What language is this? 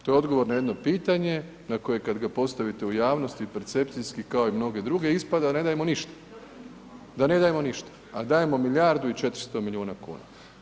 Croatian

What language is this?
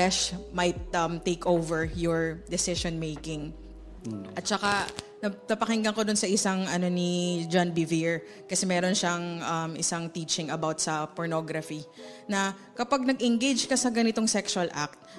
Filipino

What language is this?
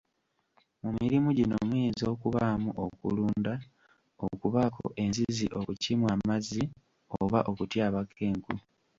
Ganda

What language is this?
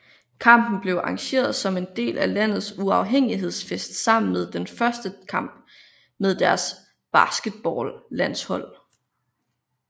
Danish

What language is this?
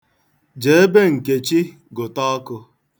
Igbo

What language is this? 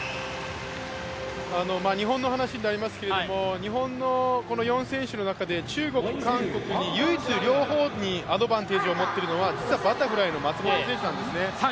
Japanese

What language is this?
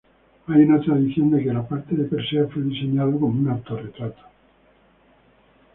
Spanish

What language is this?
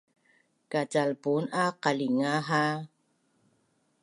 Bunun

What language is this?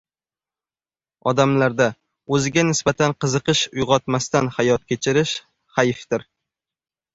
Uzbek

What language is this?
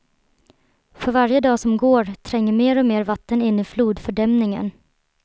Swedish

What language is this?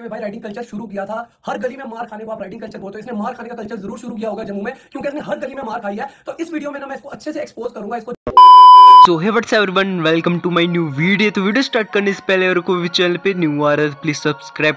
Hindi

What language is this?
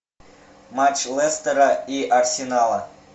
Russian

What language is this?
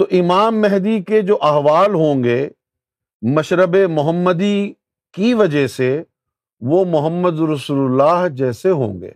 Urdu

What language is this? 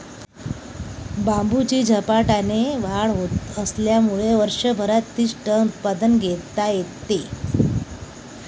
Marathi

